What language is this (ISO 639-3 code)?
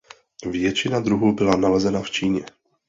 ces